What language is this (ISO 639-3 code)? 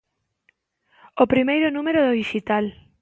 glg